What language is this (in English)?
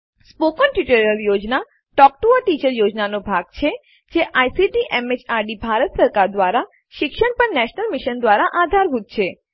Gujarati